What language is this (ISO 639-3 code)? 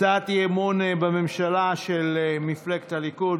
heb